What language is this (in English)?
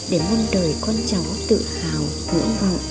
Vietnamese